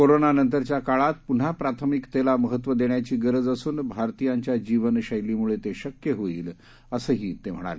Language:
Marathi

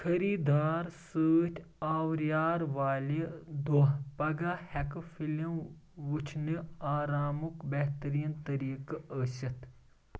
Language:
Kashmiri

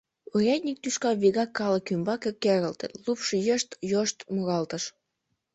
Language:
Mari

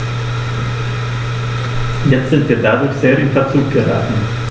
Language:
German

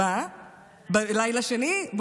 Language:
Hebrew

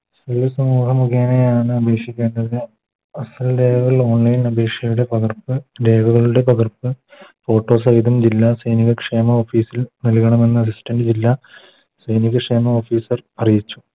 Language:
Malayalam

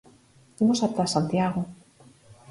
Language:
Galician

